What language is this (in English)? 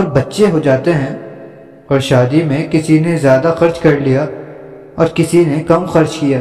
Urdu